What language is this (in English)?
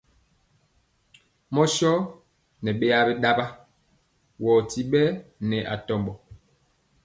Mpiemo